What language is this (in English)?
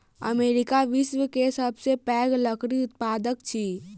Maithili